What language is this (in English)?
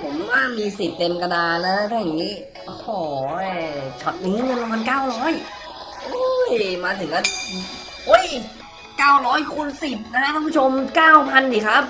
Thai